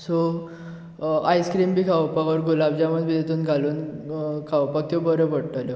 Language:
Konkani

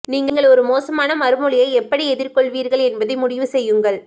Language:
Tamil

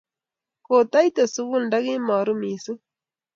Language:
Kalenjin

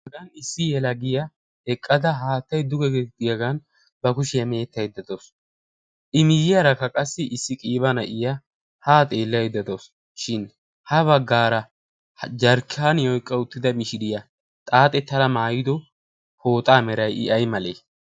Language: Wolaytta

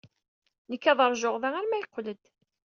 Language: Kabyle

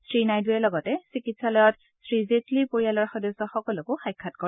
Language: Assamese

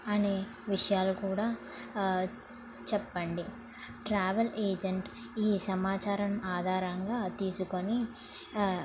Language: Telugu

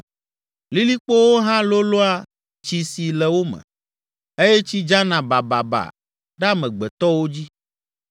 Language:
Ewe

